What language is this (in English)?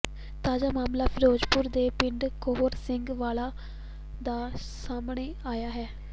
Punjabi